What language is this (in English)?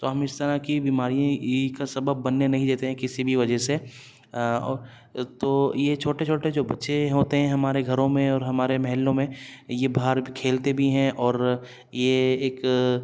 Urdu